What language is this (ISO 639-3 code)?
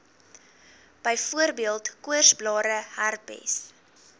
afr